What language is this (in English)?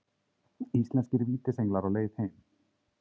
Icelandic